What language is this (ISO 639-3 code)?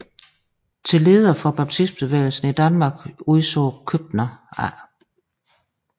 dan